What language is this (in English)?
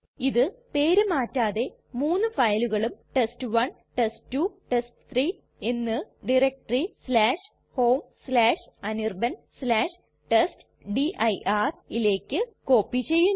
Malayalam